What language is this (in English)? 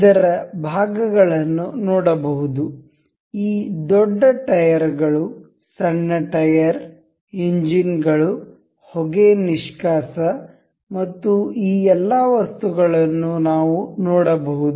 Kannada